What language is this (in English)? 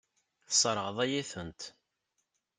Kabyle